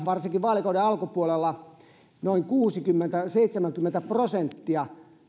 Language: Finnish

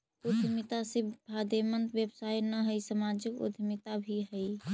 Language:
Magahi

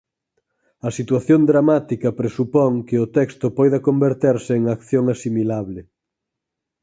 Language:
Galician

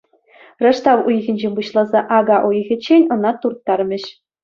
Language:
Chuvash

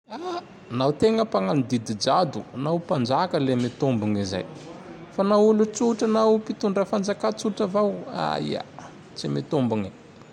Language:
Tandroy-Mahafaly Malagasy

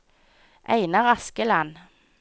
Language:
Norwegian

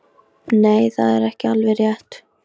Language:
Icelandic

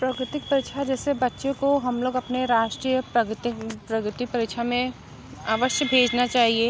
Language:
Hindi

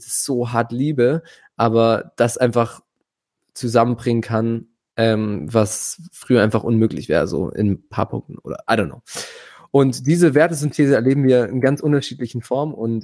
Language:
German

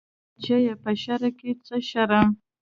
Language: Pashto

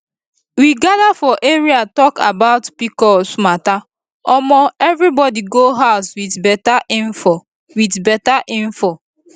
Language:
Nigerian Pidgin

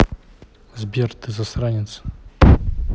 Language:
Russian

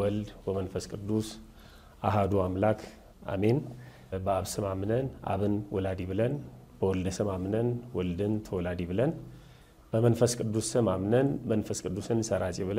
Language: Arabic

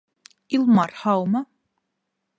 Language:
Bashkir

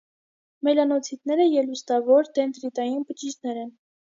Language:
Armenian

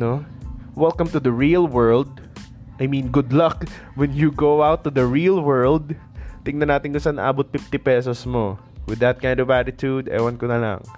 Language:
Filipino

